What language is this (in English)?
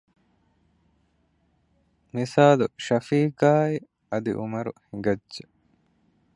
Divehi